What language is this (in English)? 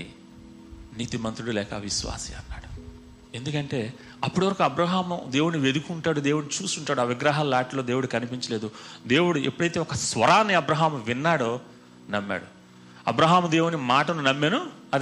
Telugu